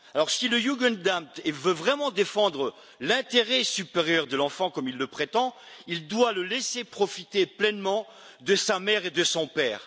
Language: French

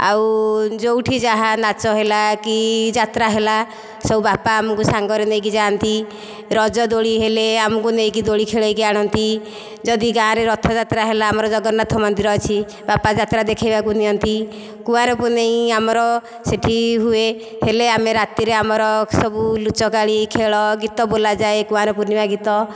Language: Odia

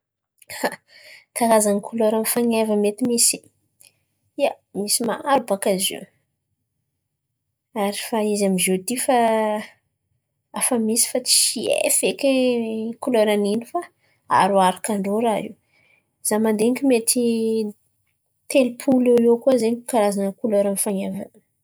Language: Antankarana Malagasy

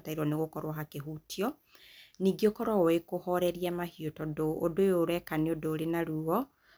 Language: Kikuyu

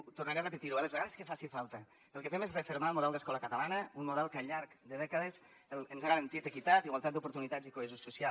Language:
Catalan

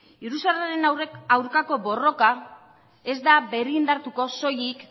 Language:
Basque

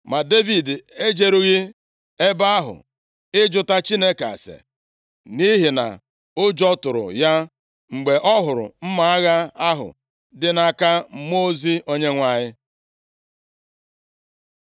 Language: Igbo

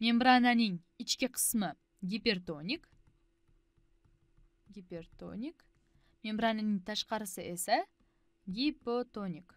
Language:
Turkish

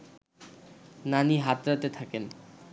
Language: Bangla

